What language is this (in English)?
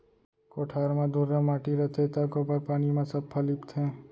Chhattisgarhi